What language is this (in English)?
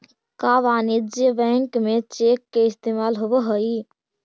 Magahi